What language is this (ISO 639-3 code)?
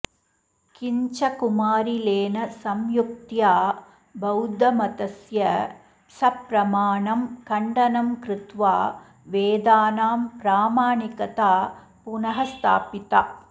san